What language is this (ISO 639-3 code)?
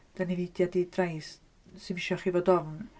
cym